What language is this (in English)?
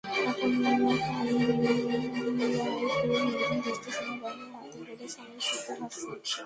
Bangla